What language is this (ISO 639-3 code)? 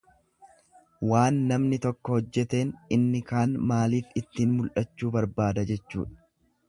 orm